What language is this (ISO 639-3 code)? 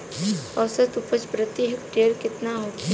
bho